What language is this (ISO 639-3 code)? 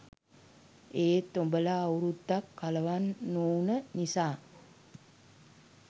sin